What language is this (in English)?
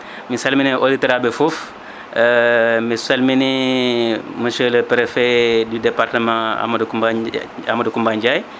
Fula